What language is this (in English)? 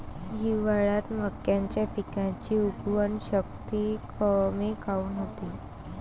Marathi